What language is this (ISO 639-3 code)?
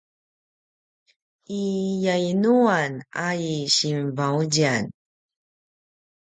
pwn